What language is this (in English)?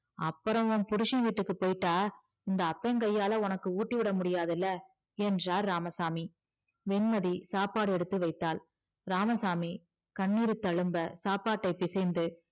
Tamil